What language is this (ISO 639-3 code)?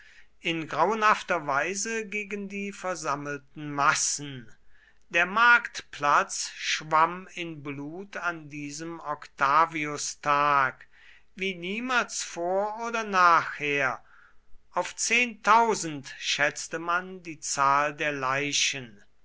deu